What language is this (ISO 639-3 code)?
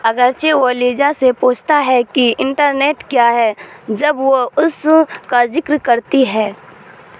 urd